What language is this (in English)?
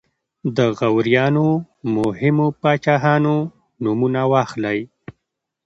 Pashto